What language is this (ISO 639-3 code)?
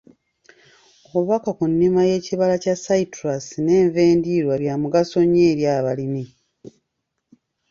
lug